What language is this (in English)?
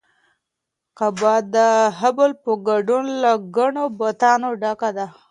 Pashto